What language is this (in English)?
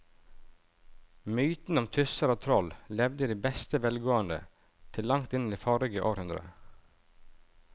Norwegian